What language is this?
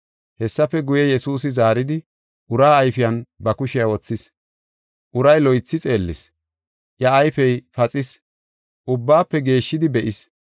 Gofa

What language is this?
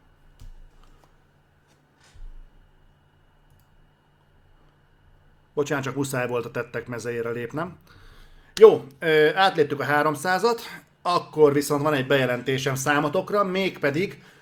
Hungarian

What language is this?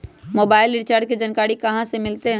Magahi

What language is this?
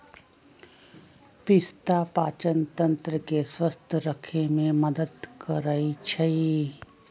Magahi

